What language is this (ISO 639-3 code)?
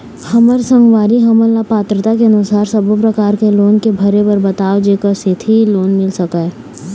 hne